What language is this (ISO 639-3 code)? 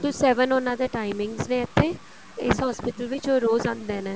pan